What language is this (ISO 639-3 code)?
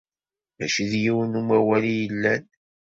kab